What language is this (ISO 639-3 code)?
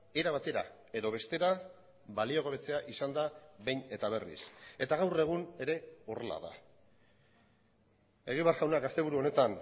eus